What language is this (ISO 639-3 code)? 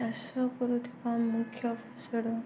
ori